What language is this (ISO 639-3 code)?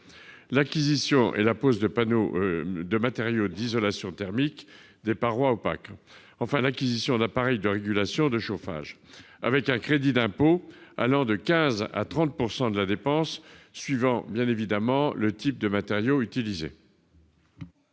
fra